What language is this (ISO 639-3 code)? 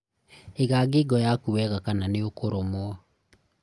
kik